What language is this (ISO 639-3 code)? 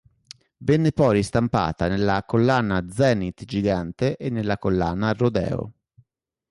ita